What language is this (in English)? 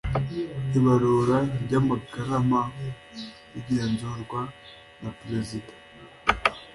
Kinyarwanda